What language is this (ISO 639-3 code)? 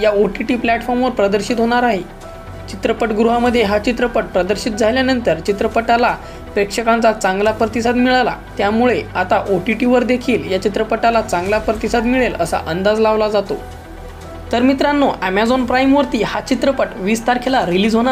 ron